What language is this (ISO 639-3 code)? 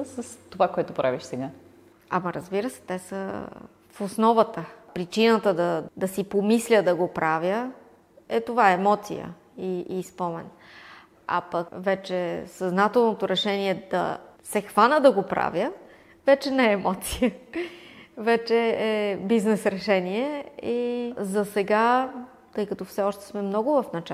bul